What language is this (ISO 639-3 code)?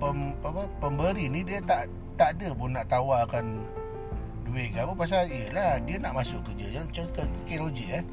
msa